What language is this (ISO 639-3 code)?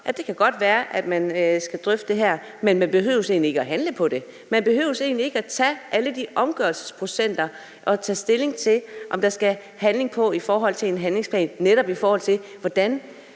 dan